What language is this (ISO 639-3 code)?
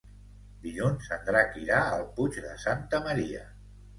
cat